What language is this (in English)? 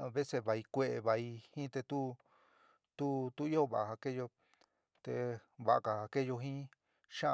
San Miguel El Grande Mixtec